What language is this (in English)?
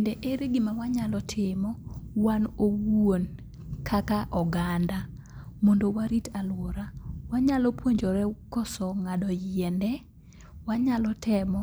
Luo (Kenya and Tanzania)